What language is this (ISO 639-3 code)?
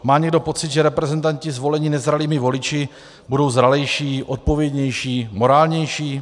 ces